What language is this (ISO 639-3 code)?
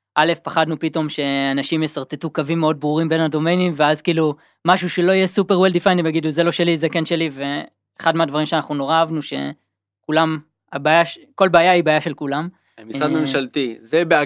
heb